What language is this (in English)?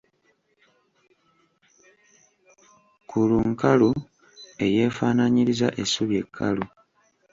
Ganda